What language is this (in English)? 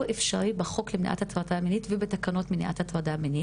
Hebrew